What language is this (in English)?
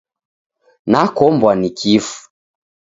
Taita